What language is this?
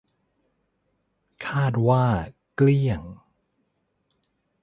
Thai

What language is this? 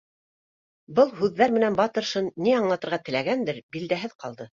Bashkir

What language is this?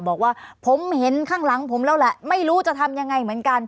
Thai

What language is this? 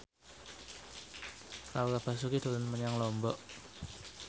Javanese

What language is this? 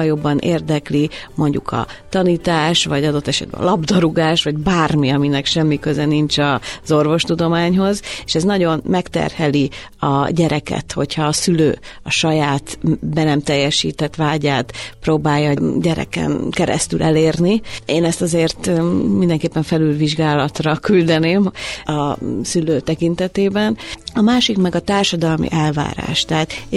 Hungarian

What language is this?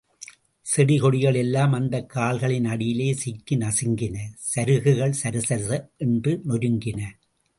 Tamil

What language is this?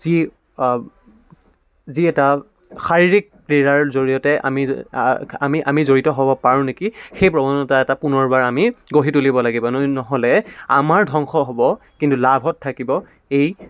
Assamese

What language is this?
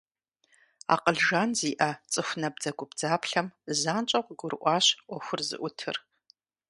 Kabardian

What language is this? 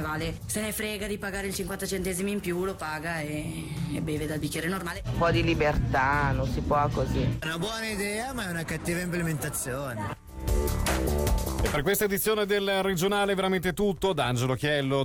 Italian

